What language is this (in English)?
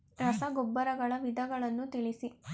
Kannada